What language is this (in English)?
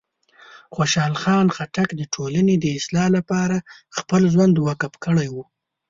Pashto